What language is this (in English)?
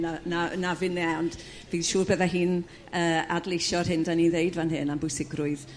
Welsh